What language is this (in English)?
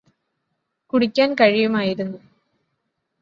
Malayalam